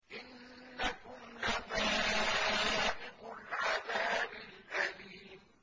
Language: Arabic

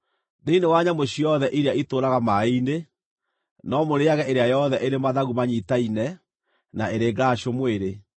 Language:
Kikuyu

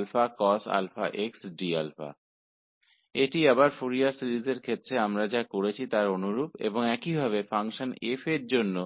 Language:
Hindi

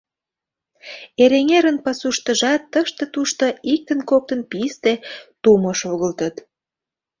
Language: Mari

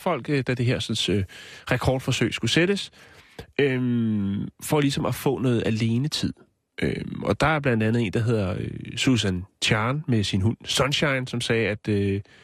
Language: Danish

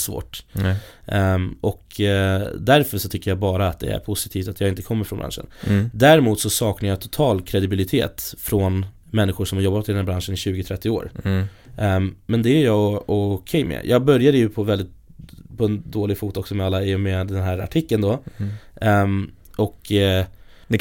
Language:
Swedish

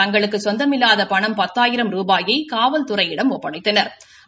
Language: Tamil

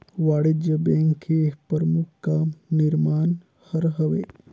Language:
Chhattisgarhi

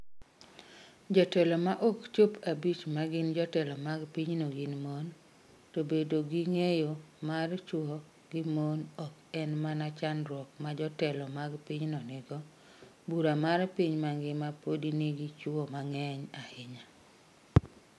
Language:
Luo (Kenya and Tanzania)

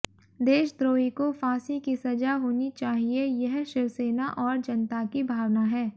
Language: Hindi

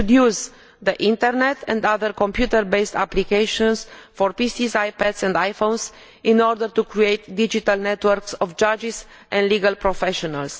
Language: English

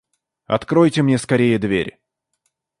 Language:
Russian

